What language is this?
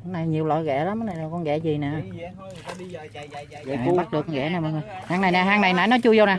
Vietnamese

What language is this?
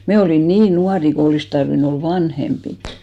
Finnish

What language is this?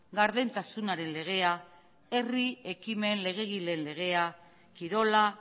Basque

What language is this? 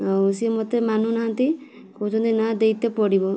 Odia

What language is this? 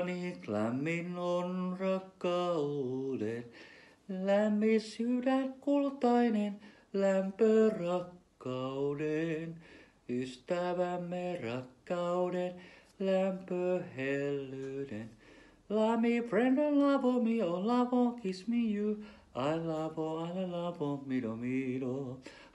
Finnish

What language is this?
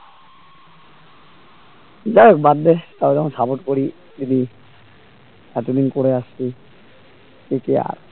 Bangla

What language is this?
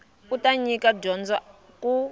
Tsonga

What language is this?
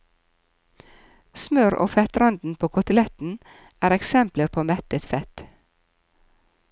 Norwegian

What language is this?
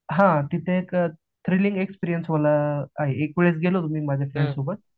Marathi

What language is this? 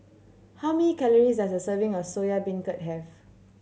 English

